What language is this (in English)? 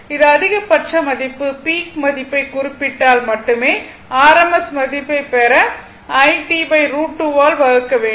Tamil